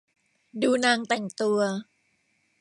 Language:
Thai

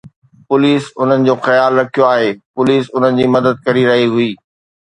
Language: Sindhi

